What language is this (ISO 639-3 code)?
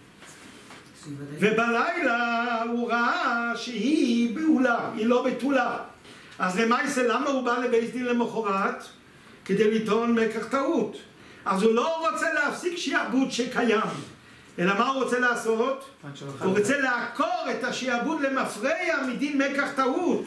heb